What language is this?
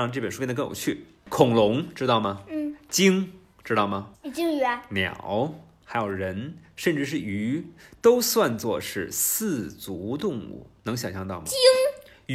Chinese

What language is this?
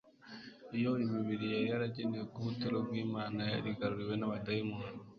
Kinyarwanda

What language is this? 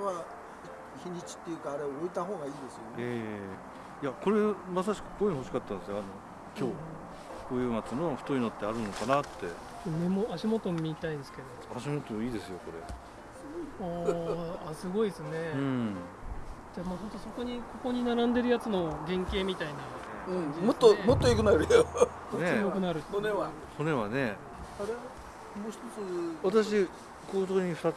Japanese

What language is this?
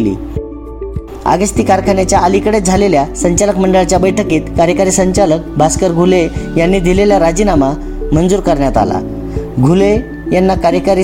Marathi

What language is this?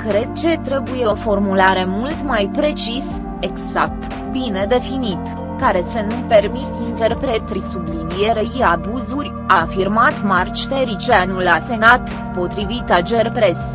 Romanian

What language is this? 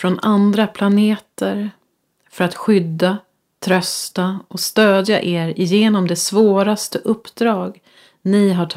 Swedish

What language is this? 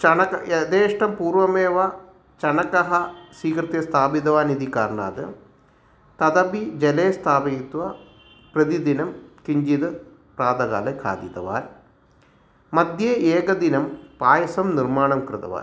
Sanskrit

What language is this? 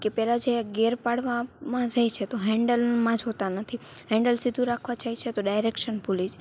Gujarati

